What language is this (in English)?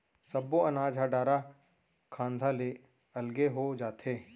Chhattisgarhi